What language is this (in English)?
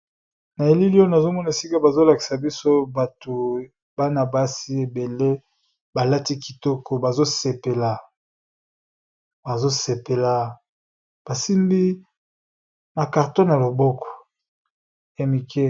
Lingala